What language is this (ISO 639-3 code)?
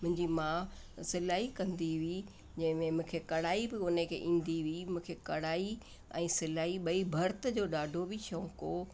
snd